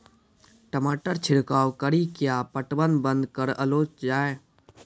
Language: Maithili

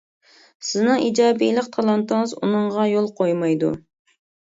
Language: Uyghur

